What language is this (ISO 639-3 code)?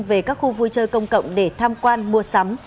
vie